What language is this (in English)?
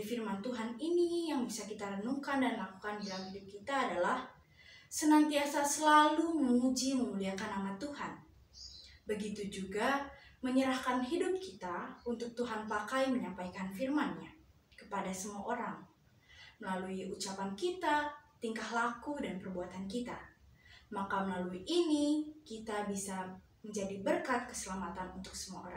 Indonesian